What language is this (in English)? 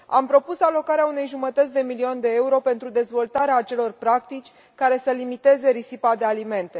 Romanian